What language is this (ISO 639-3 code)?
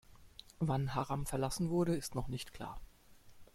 deu